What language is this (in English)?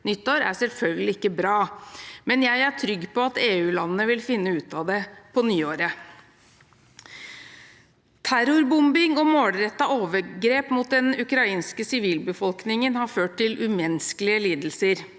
Norwegian